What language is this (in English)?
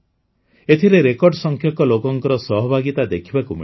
Odia